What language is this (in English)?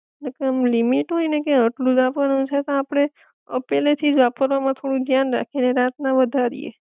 Gujarati